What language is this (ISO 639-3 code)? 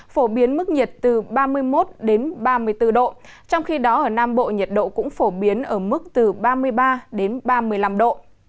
vie